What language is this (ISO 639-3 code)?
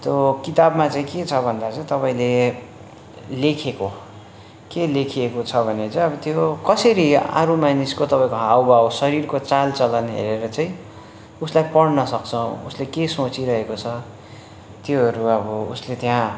nep